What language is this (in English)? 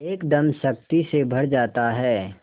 Hindi